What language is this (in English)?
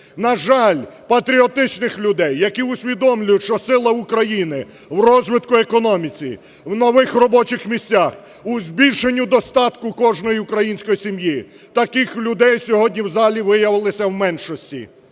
Ukrainian